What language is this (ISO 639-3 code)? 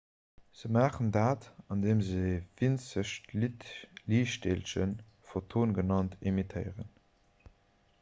ltz